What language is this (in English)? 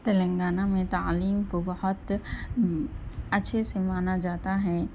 Urdu